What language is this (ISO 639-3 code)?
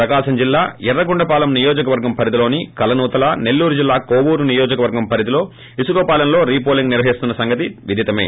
tel